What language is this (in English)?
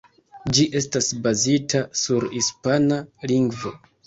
Esperanto